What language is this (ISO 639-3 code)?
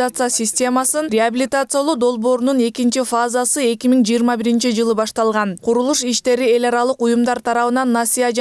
tur